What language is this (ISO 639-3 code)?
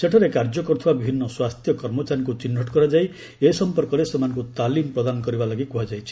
ori